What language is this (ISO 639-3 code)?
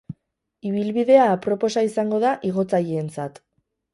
eus